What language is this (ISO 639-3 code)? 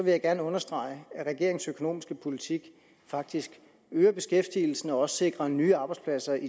dan